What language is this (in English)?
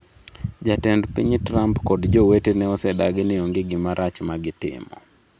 Luo (Kenya and Tanzania)